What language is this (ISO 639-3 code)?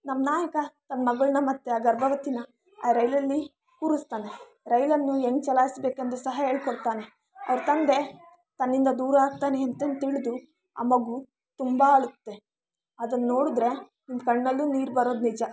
kan